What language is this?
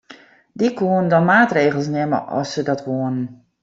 Western Frisian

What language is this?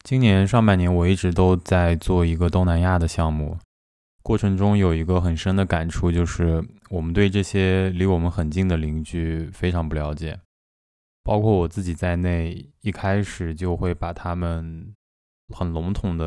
Chinese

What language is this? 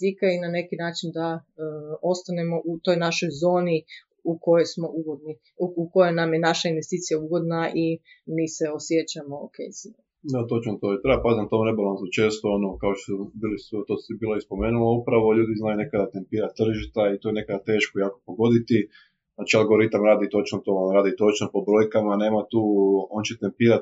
Croatian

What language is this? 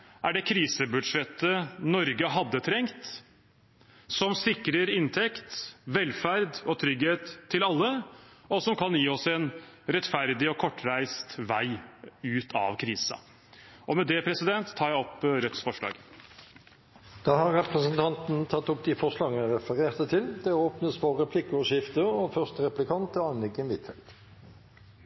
Norwegian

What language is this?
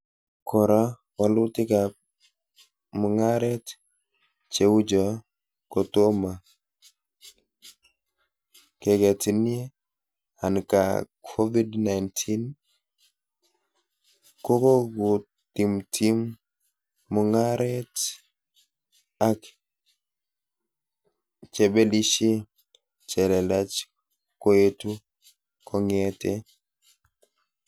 Kalenjin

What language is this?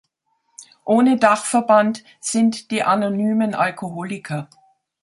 German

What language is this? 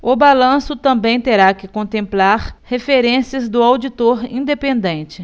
Portuguese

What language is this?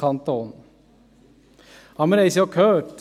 Swiss German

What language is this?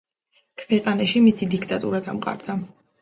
Georgian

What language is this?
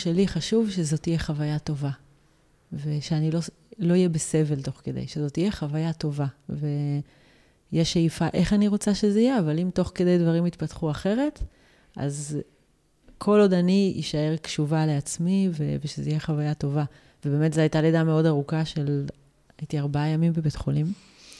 Hebrew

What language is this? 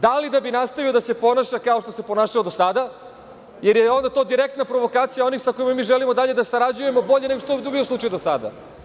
Serbian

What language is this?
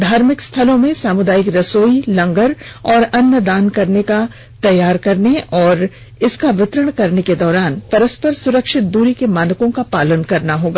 Hindi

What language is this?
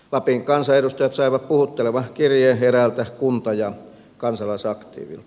Finnish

